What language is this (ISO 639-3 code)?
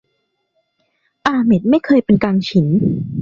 tha